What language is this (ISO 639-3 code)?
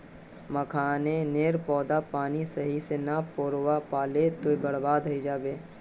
mag